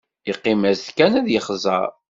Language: Kabyle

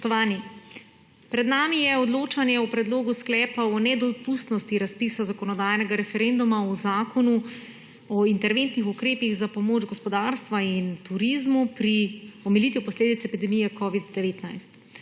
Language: Slovenian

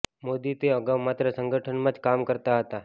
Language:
Gujarati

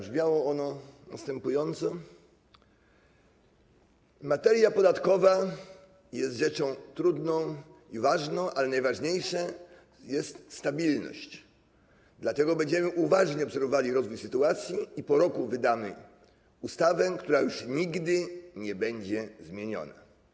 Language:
Polish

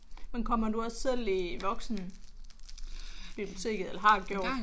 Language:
Danish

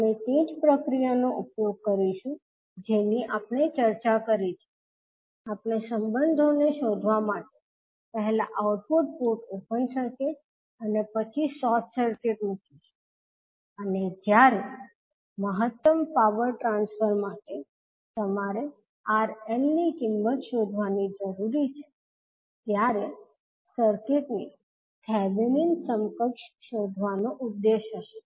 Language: Gujarati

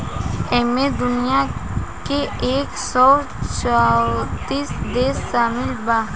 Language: Bhojpuri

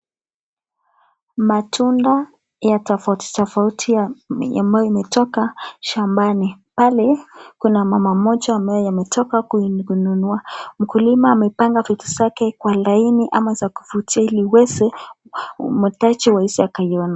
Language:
Swahili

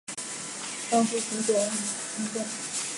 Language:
Chinese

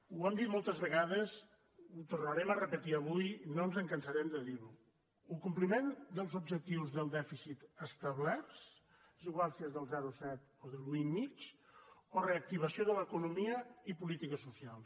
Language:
Catalan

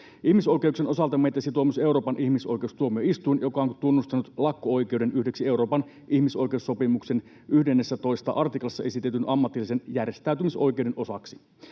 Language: Finnish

